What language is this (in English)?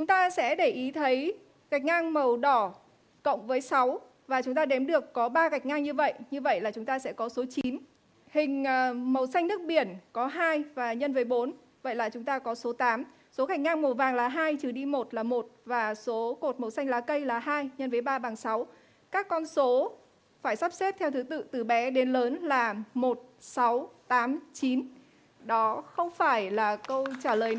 Vietnamese